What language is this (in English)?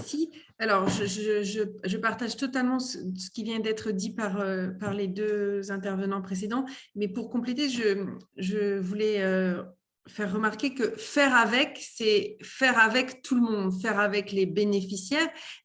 French